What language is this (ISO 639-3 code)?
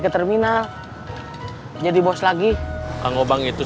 ind